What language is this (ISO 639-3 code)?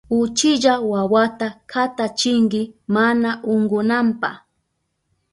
qup